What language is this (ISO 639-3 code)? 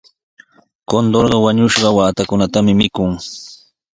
qws